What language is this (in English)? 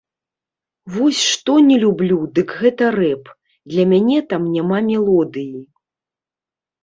Belarusian